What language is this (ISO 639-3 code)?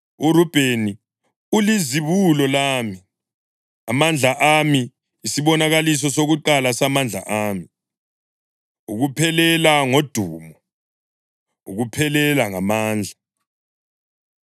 nde